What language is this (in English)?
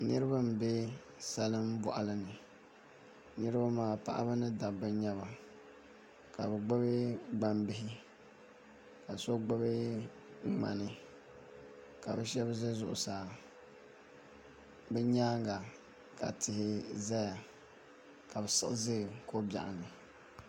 Dagbani